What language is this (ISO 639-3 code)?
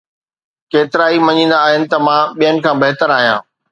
snd